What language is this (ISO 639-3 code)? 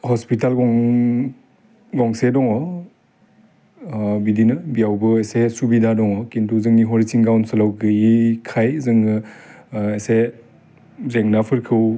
brx